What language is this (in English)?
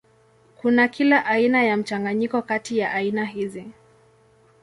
Swahili